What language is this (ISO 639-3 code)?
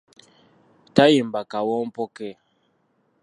lug